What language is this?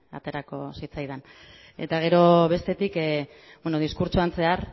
Basque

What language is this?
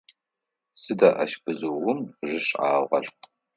Adyghe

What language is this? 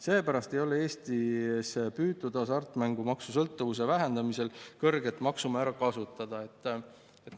Estonian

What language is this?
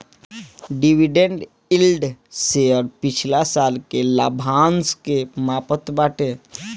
Bhojpuri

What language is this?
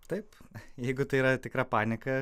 Lithuanian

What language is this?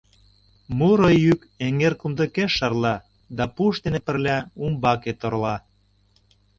Mari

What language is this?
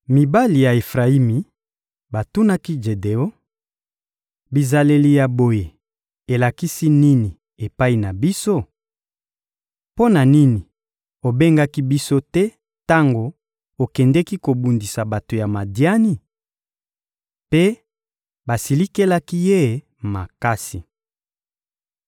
Lingala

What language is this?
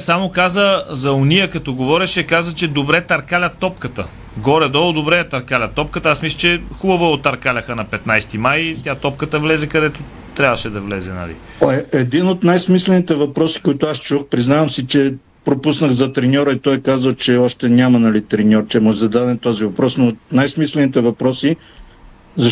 Bulgarian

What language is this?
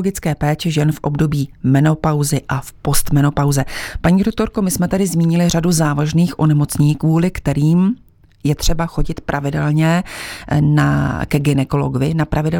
Czech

